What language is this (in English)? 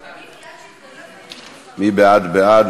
Hebrew